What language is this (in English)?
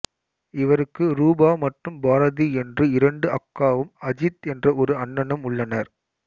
Tamil